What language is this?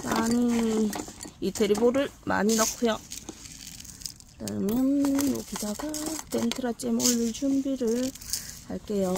Korean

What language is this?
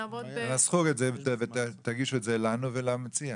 Hebrew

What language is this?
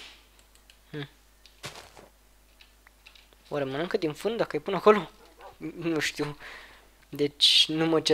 Romanian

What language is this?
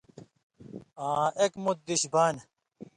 Indus Kohistani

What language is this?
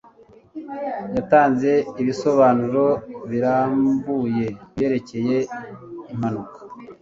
Kinyarwanda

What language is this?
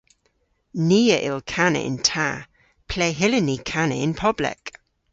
Cornish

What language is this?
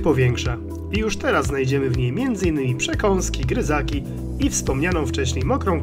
Polish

